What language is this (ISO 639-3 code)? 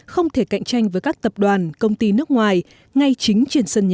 vie